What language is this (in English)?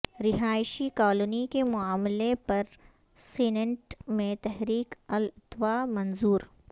Urdu